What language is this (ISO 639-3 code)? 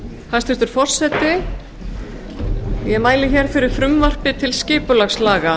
isl